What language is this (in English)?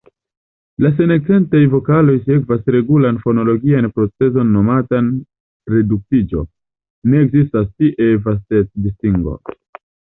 Esperanto